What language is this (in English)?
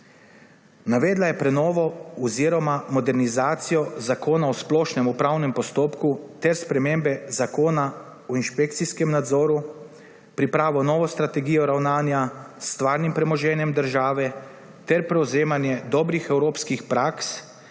Slovenian